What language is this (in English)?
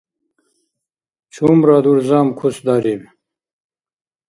Dargwa